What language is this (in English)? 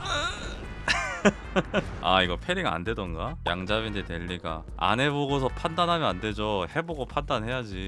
Korean